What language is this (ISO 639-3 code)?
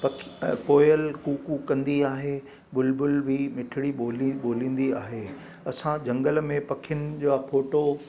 snd